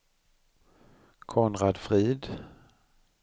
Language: Swedish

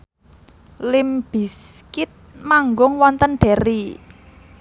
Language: Javanese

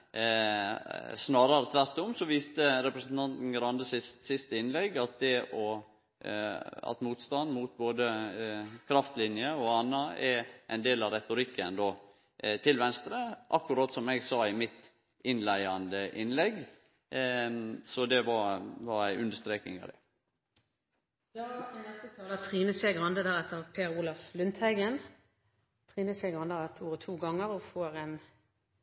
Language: Norwegian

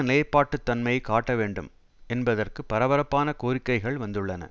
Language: Tamil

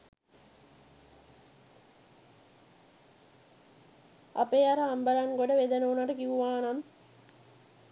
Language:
Sinhala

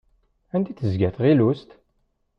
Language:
Kabyle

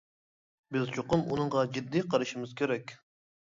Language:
Uyghur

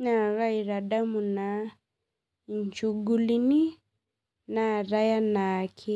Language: Masai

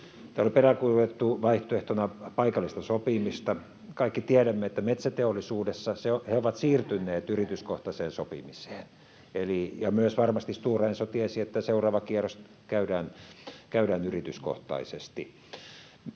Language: Finnish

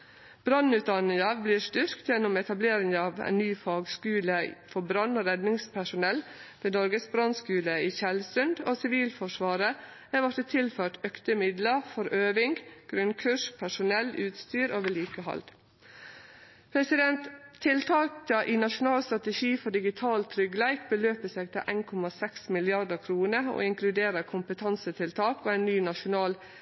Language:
Norwegian Nynorsk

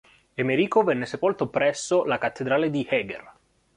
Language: Italian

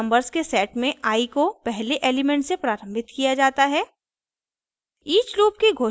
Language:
Hindi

